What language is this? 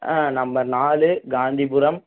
Tamil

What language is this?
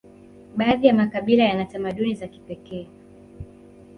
Swahili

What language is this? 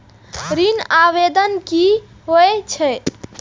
Maithili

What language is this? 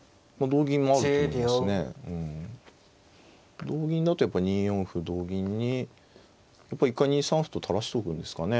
Japanese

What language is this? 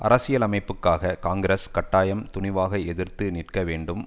Tamil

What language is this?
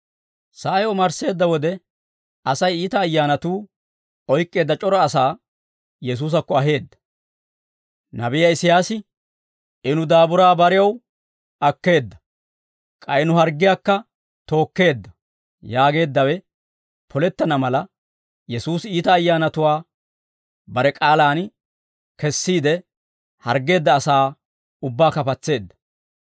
Dawro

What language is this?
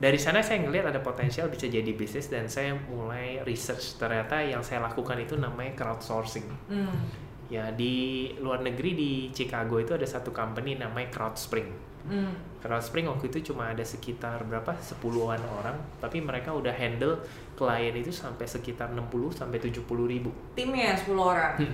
Indonesian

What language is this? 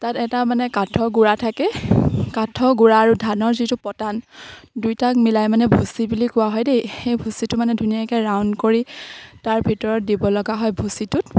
Assamese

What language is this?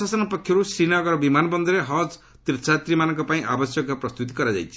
Odia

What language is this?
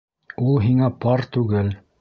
Bashkir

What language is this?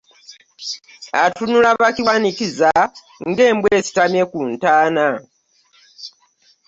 Ganda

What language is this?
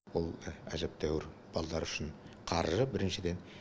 Kazakh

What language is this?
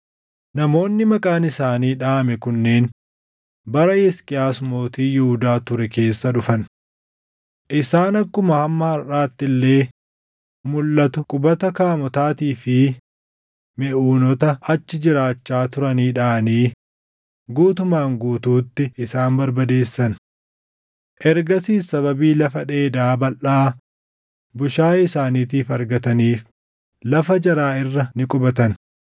Oromo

